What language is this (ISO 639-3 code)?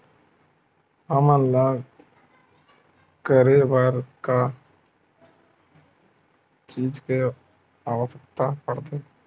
hne